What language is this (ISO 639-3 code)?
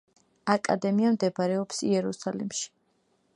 kat